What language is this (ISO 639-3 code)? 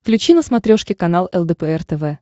rus